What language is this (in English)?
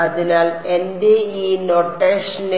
Malayalam